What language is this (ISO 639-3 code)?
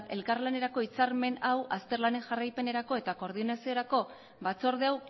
eus